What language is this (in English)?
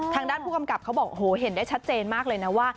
Thai